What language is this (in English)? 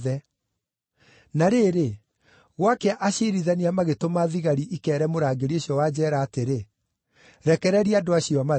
Kikuyu